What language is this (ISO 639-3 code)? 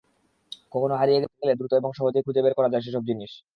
ben